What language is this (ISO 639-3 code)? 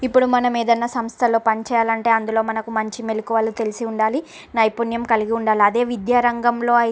tel